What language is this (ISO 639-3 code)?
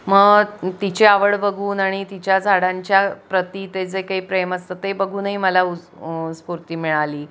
mar